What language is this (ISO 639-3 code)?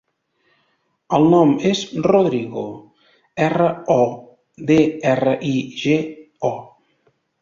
cat